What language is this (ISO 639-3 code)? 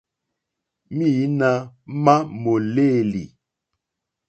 bri